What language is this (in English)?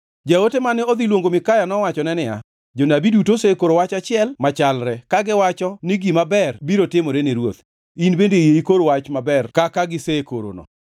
Luo (Kenya and Tanzania)